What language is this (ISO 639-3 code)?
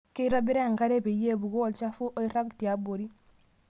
mas